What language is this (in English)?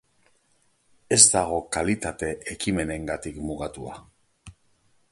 Basque